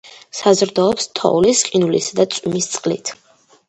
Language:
Georgian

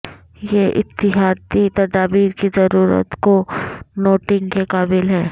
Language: Urdu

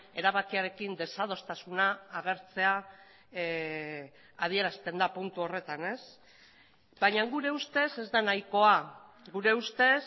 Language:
Basque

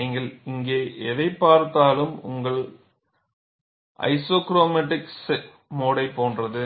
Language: Tamil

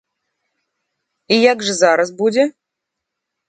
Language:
Belarusian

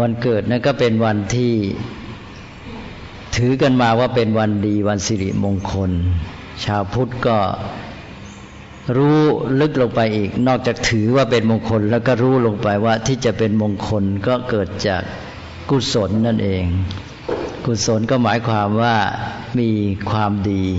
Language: Thai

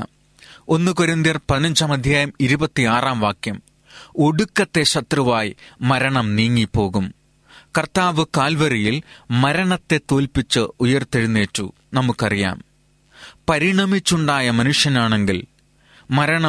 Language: Malayalam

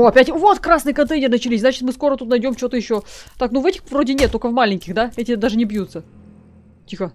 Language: Russian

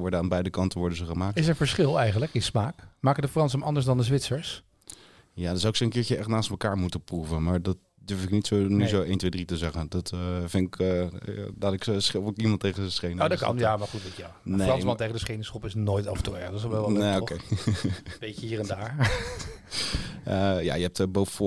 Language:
Dutch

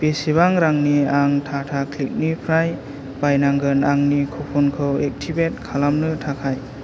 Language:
Bodo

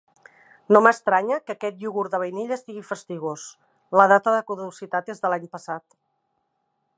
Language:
Catalan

